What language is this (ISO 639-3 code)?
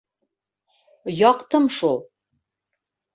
bak